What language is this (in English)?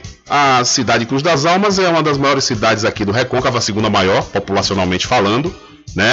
Portuguese